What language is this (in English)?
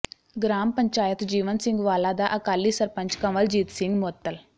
Punjabi